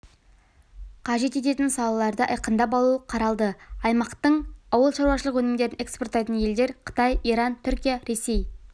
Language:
Kazakh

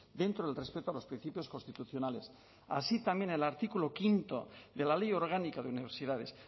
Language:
Spanish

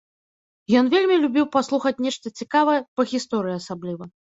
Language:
Belarusian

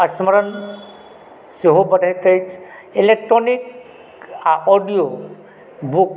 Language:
Maithili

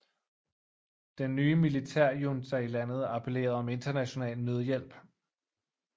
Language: Danish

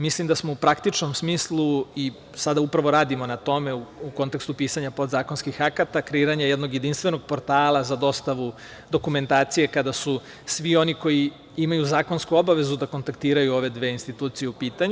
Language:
Serbian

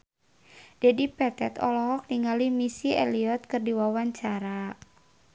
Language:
Sundanese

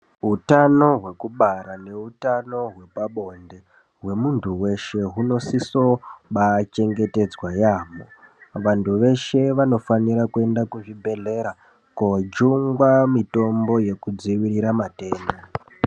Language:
Ndau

